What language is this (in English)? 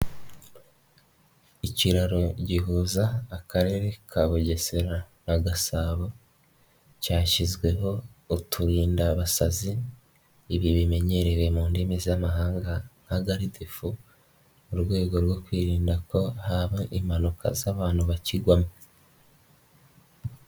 Kinyarwanda